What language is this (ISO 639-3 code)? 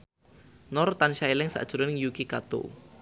jav